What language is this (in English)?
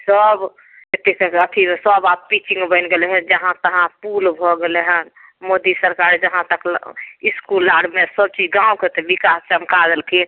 Maithili